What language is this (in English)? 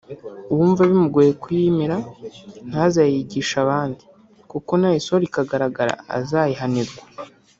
Kinyarwanda